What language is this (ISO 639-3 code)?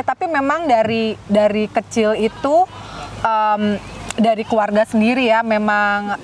ind